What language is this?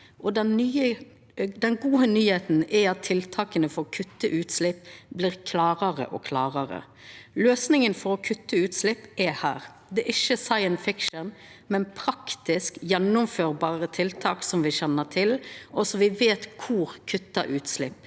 Norwegian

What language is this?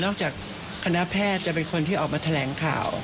Thai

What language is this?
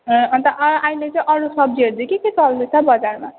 Nepali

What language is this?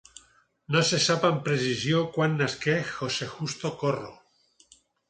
Catalan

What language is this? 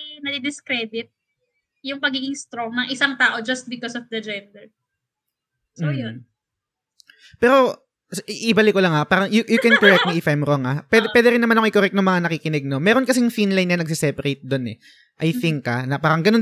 Filipino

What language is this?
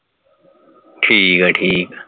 Punjabi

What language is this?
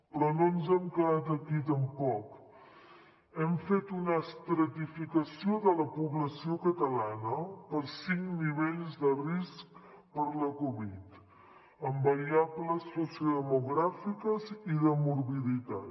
Catalan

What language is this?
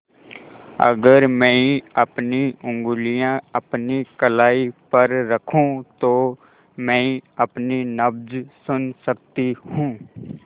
Hindi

